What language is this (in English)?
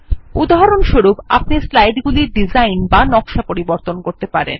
Bangla